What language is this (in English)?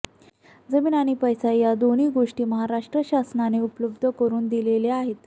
Marathi